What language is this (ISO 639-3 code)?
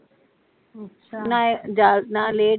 pan